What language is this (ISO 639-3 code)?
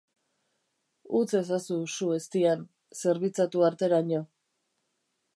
eus